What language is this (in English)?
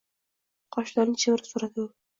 Uzbek